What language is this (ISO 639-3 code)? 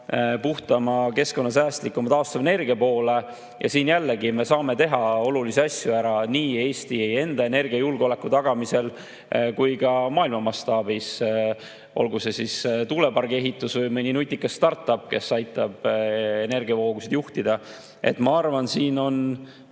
est